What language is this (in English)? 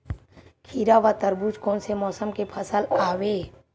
Chhattisgarhi